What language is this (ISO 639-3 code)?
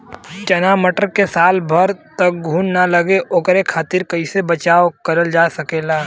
bho